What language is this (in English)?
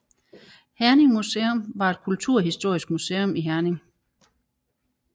Danish